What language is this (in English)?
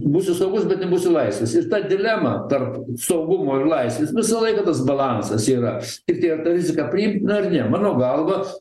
Lithuanian